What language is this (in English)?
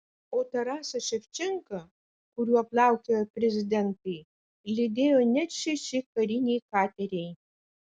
Lithuanian